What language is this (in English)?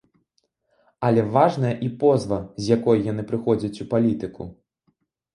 Belarusian